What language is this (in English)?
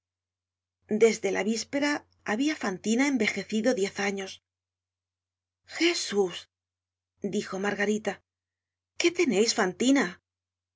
Spanish